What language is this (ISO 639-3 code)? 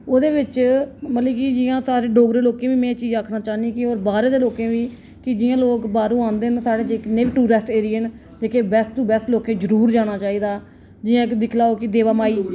doi